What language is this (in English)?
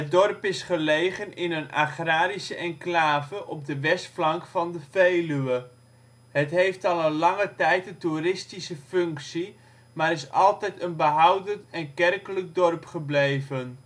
Dutch